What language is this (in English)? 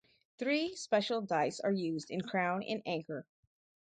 English